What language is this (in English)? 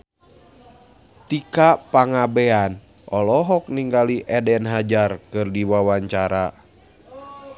Sundanese